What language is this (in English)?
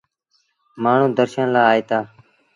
Sindhi Bhil